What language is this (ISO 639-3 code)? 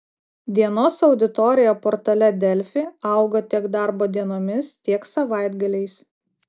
lit